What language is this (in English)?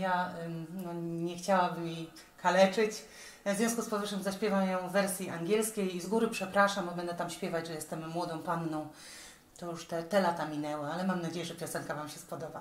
Polish